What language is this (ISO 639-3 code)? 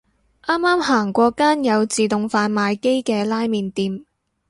yue